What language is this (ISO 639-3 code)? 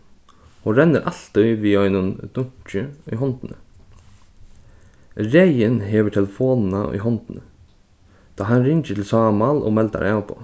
fao